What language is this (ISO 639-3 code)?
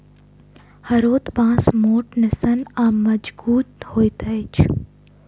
mai